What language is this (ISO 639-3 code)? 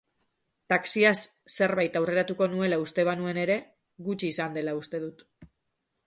eus